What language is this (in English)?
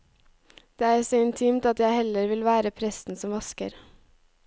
Norwegian